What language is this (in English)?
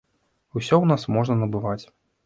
Belarusian